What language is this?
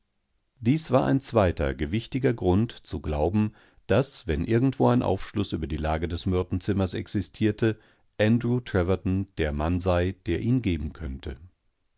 German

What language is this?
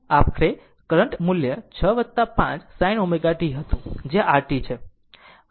Gujarati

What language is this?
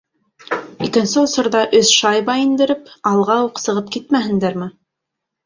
Bashkir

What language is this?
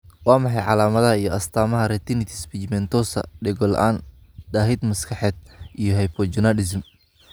Somali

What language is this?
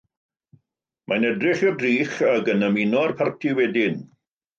Welsh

